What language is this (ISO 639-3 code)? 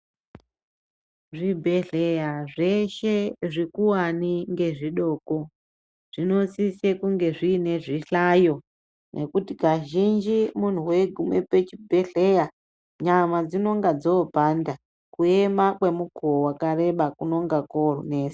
ndc